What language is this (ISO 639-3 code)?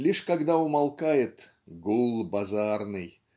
rus